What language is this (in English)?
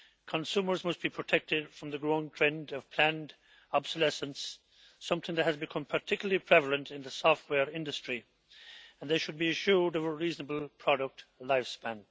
English